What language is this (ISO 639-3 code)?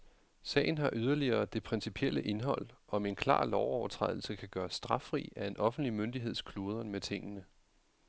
dan